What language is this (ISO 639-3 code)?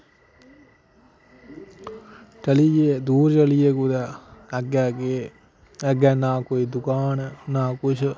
doi